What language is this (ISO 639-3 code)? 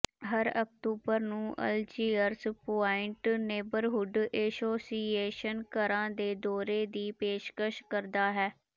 pan